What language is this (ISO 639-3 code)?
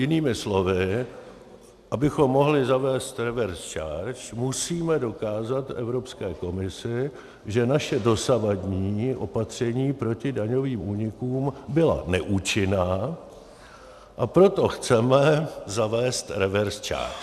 ces